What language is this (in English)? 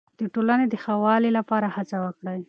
Pashto